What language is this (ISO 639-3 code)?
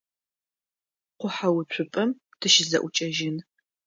ady